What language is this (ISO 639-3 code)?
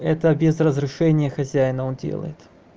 rus